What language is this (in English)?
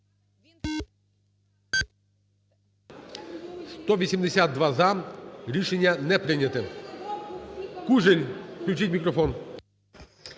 Ukrainian